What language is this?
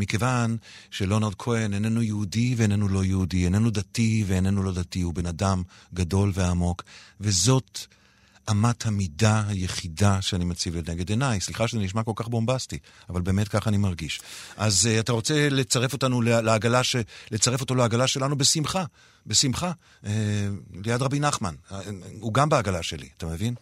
Hebrew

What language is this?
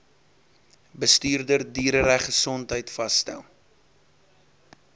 Afrikaans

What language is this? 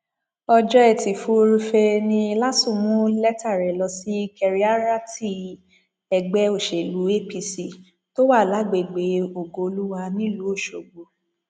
Yoruba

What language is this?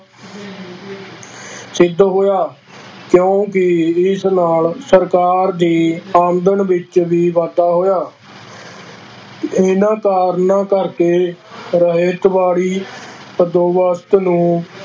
Punjabi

